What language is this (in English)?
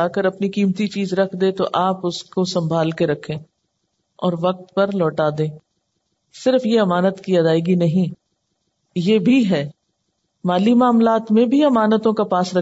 Urdu